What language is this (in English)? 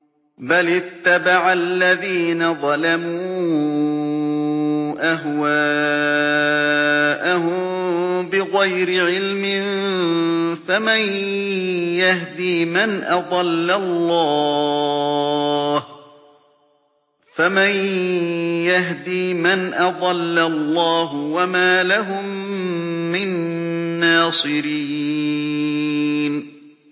Arabic